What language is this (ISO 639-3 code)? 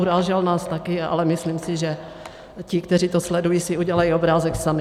ces